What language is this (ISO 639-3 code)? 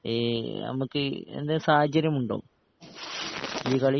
mal